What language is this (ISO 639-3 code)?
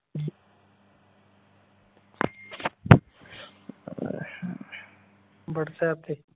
pan